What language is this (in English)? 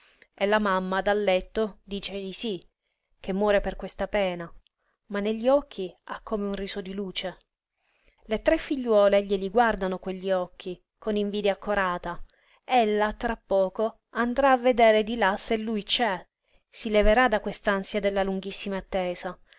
Italian